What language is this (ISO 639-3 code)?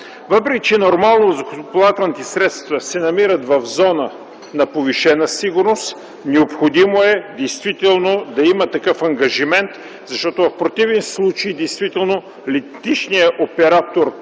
bul